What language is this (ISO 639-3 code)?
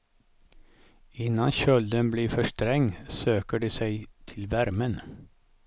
swe